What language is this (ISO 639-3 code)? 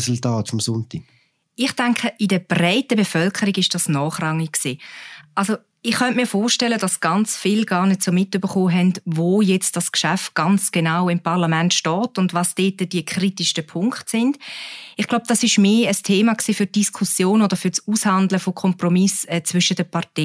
deu